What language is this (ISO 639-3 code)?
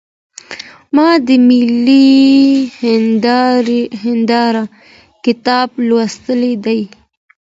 pus